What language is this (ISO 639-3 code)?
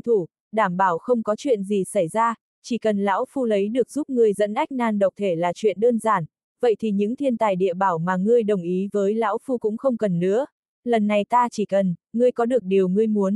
vie